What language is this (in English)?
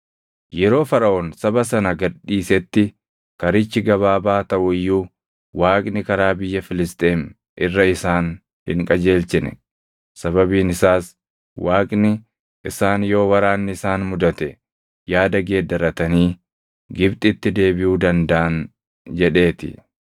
Oromo